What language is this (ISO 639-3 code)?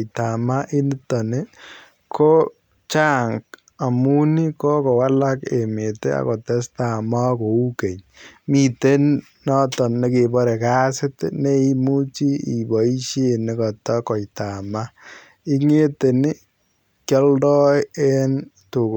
kln